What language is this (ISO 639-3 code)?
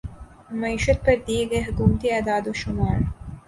urd